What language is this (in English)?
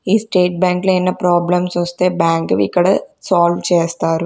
Telugu